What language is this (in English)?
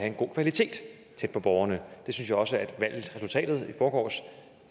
Danish